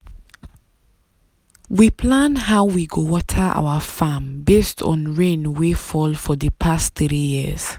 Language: Nigerian Pidgin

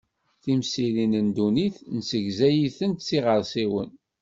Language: Kabyle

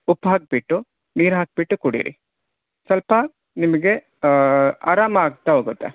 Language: Kannada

